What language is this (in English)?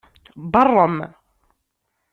Kabyle